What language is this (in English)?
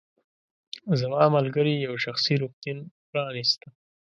Pashto